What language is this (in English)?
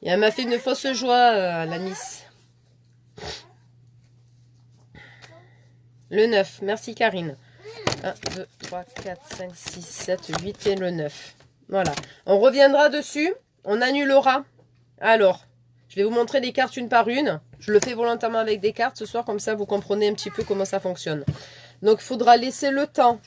French